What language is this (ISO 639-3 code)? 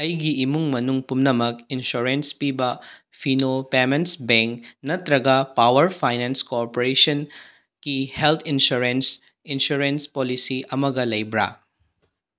mni